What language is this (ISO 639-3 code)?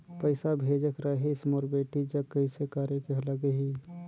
hne